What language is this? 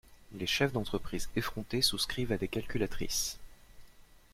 French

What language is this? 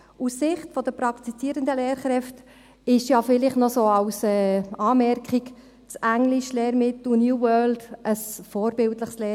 Swiss German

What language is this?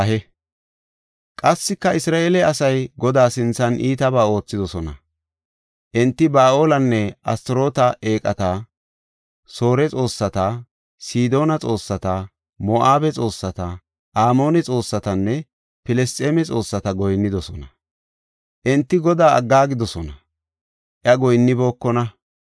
Gofa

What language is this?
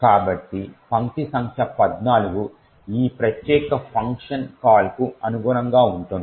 Telugu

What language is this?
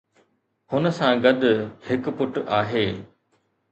Sindhi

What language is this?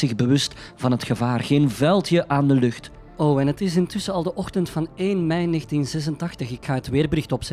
Dutch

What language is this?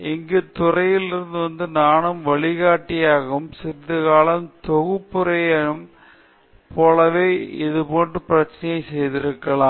Tamil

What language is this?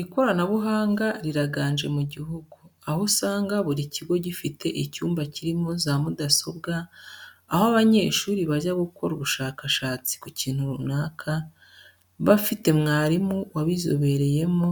Kinyarwanda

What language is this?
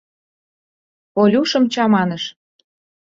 Mari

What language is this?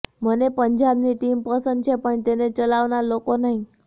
Gujarati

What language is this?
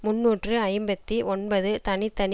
Tamil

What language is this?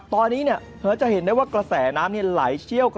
Thai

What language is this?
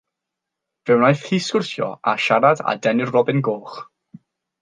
Welsh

